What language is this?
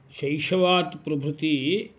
Sanskrit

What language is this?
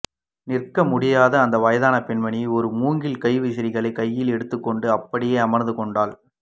Tamil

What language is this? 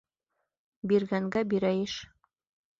Bashkir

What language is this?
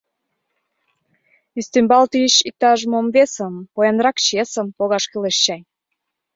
Mari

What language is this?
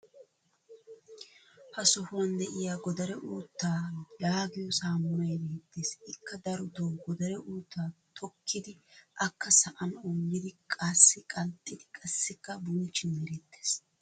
Wolaytta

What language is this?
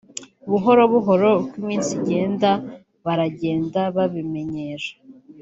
Kinyarwanda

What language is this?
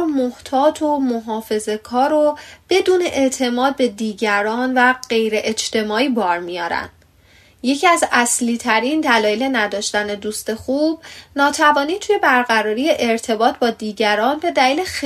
Persian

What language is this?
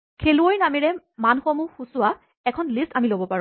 Assamese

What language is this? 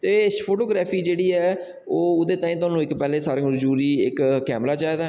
Dogri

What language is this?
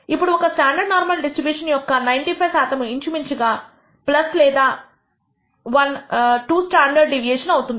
Telugu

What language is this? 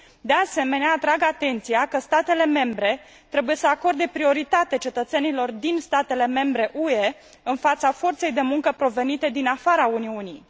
Romanian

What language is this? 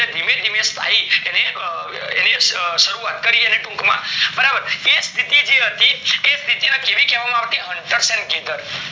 Gujarati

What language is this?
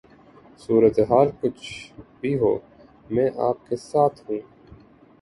Urdu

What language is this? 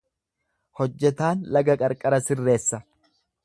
Oromo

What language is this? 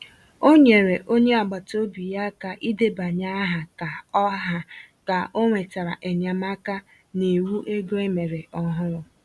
Igbo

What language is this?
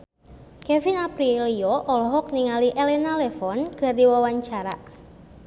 Sundanese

